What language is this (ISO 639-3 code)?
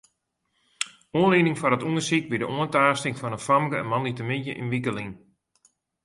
fry